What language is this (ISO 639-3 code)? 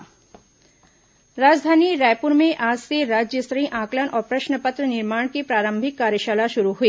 hin